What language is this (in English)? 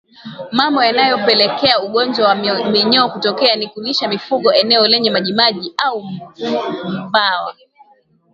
Swahili